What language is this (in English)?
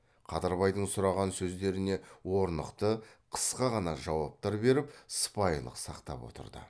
Kazakh